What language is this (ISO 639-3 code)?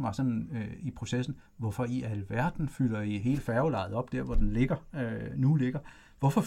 dan